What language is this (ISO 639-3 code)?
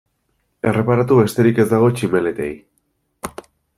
eus